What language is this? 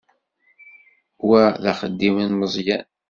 Kabyle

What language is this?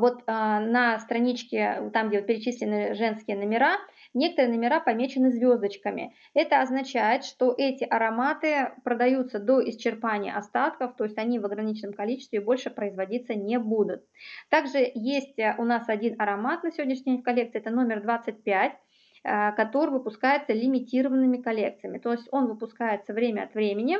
Russian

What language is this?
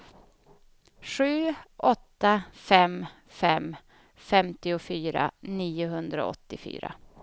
Swedish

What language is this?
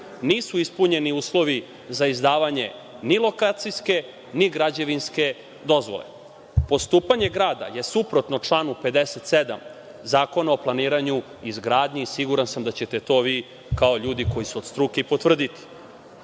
Serbian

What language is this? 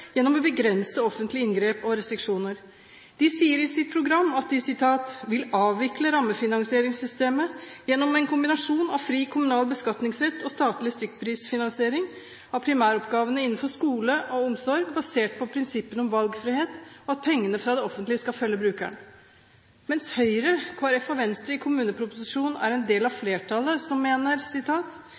Norwegian Bokmål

